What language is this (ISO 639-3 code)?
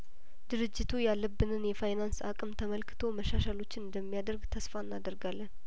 amh